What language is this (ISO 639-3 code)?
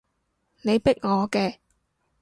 yue